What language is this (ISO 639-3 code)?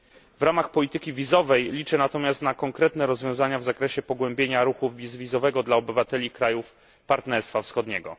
pol